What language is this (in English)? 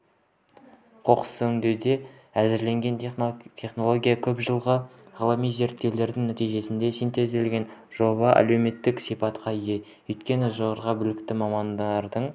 Kazakh